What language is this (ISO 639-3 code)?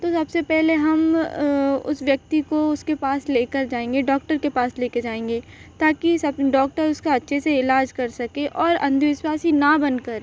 hin